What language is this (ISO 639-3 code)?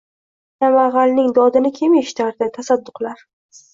uzb